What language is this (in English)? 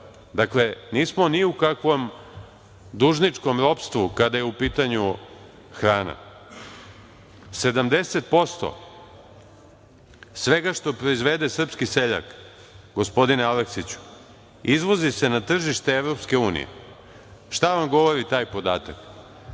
Serbian